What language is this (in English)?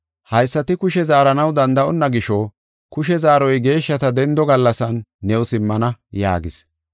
Gofa